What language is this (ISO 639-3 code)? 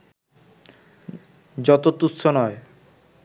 ben